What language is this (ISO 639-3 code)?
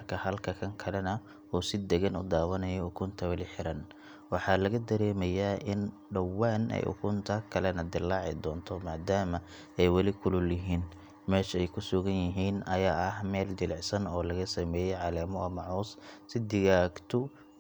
som